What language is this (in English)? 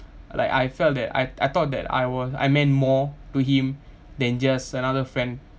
English